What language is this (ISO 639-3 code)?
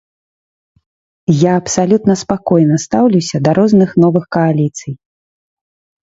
bel